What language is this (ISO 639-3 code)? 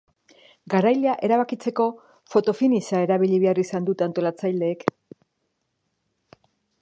eus